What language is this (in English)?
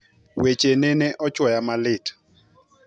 Luo (Kenya and Tanzania)